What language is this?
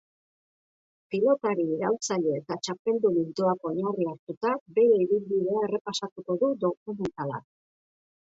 Basque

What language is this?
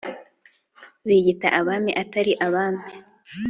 Kinyarwanda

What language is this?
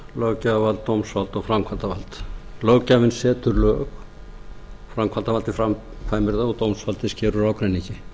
Icelandic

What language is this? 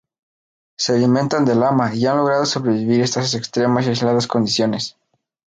Spanish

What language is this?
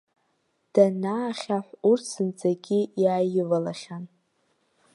Abkhazian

